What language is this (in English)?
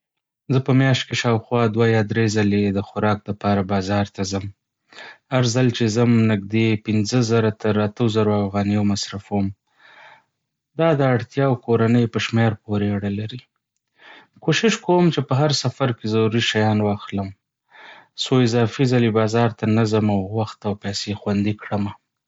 Pashto